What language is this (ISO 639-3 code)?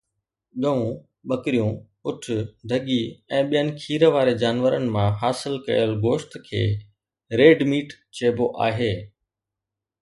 snd